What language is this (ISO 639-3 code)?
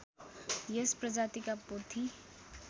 nep